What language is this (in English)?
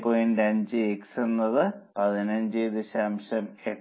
Malayalam